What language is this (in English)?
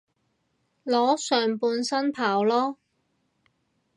Cantonese